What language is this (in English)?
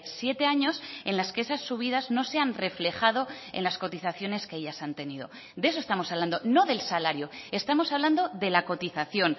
Spanish